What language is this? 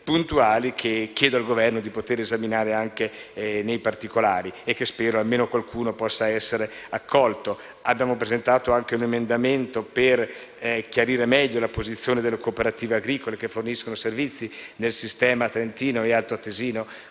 Italian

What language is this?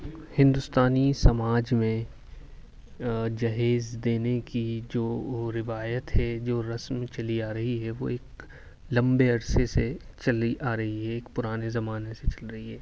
Urdu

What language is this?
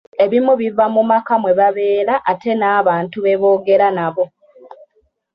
Ganda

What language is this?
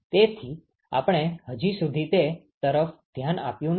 Gujarati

